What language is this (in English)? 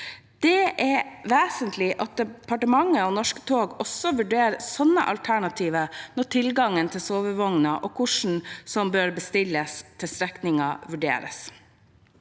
Norwegian